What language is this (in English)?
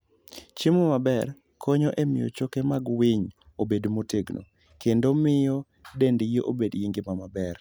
Luo (Kenya and Tanzania)